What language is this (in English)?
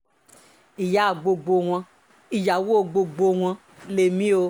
Yoruba